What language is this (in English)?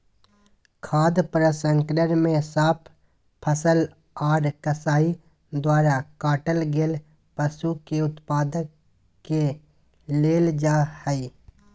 Magahi